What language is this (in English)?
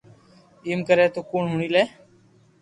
Loarki